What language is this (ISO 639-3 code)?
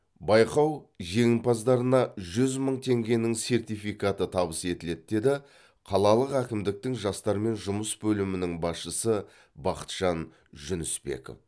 kaz